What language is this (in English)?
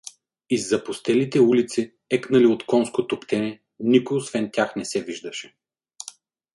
Bulgarian